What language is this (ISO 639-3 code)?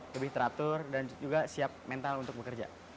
ind